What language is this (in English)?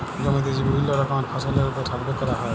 Bangla